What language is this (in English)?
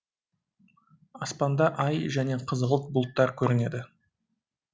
Kazakh